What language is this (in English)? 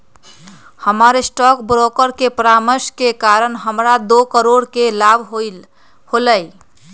Magahi